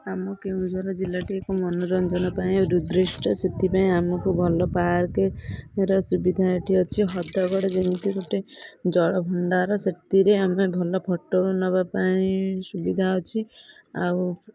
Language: Odia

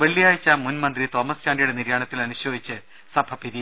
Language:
Malayalam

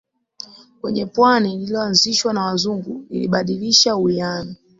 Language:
Swahili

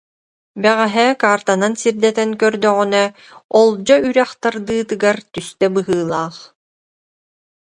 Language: Yakut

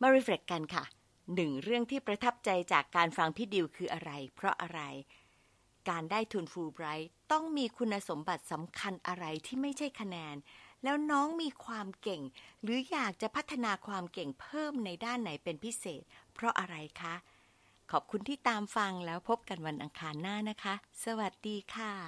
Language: Thai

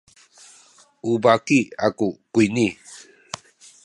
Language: Sakizaya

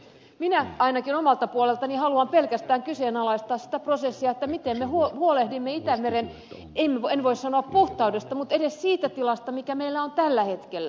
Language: Finnish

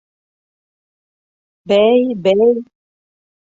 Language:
Bashkir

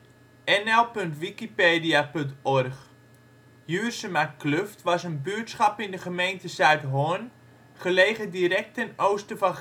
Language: Dutch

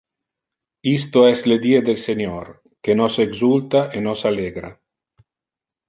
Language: Interlingua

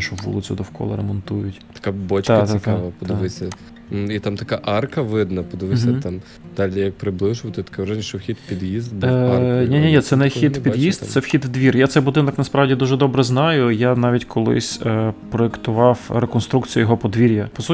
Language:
Ukrainian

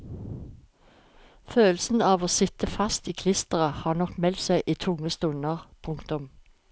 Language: Norwegian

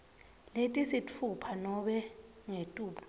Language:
Swati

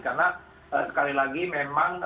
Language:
Indonesian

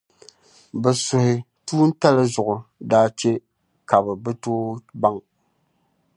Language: Dagbani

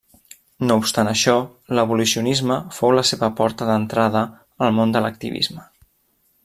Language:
Catalan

